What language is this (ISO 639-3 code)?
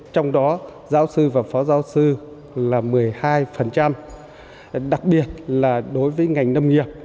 vie